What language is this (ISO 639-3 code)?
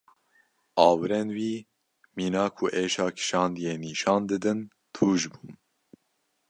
kur